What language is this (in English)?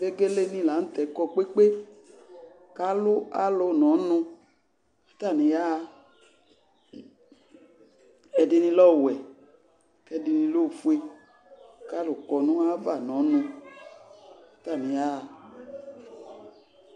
Ikposo